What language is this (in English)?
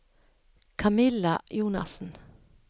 Norwegian